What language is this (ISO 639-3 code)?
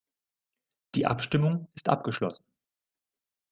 deu